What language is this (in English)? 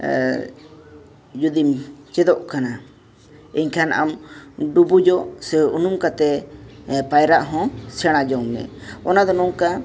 Santali